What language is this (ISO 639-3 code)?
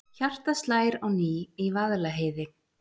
isl